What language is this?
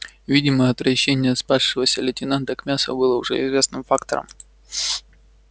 Russian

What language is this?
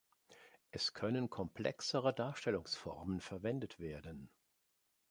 German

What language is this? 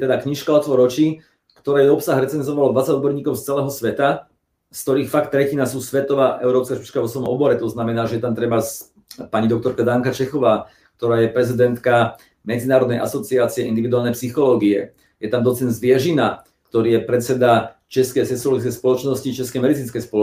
Slovak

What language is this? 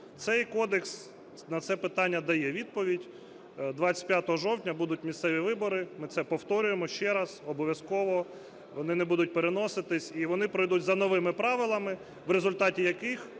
Ukrainian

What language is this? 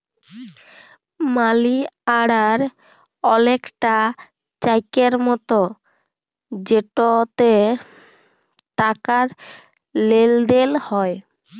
Bangla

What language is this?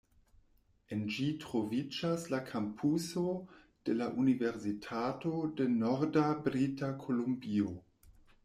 Esperanto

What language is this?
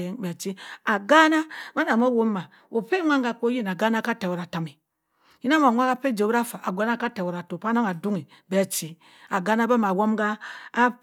Cross River Mbembe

